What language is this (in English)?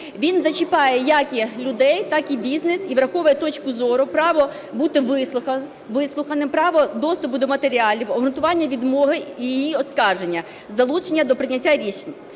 Ukrainian